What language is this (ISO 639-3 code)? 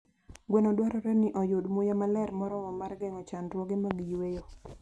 luo